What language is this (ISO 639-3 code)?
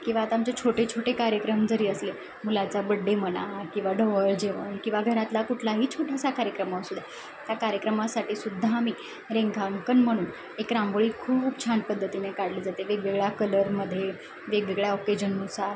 mar